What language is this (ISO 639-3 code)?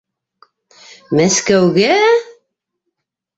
bak